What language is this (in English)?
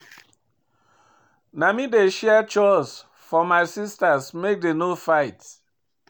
Nigerian Pidgin